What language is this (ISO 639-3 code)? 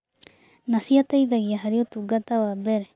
kik